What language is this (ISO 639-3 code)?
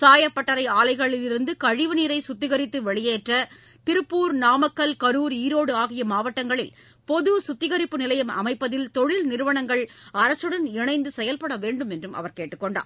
tam